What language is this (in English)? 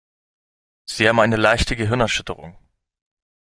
German